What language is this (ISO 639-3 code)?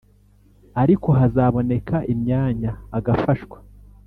kin